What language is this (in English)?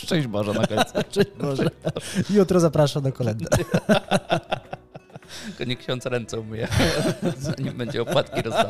Polish